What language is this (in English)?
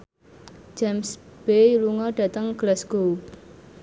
Javanese